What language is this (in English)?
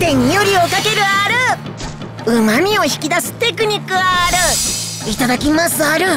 Japanese